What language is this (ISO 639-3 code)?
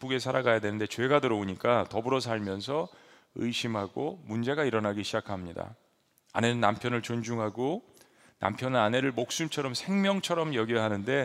kor